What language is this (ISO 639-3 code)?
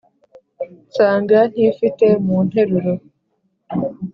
kin